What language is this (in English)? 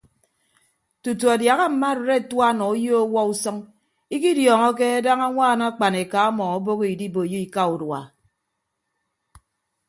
Ibibio